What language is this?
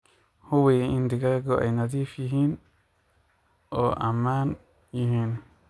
Somali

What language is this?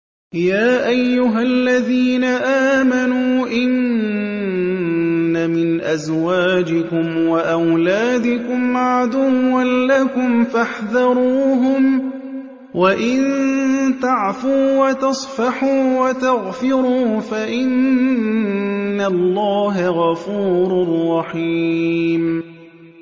Arabic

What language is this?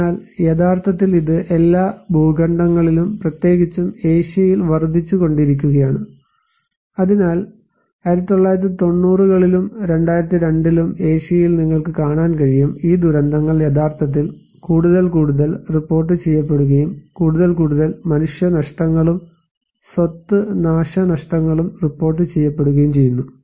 Malayalam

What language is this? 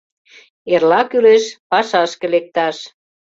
Mari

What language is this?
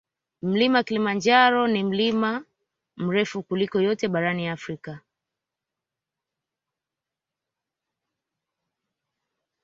Swahili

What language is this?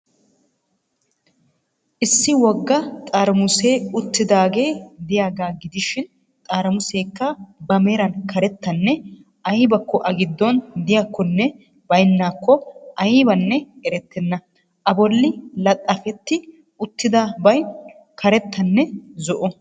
Wolaytta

